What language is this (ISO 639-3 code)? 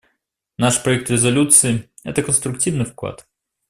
rus